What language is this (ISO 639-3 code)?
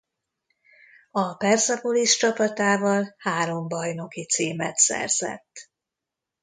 hun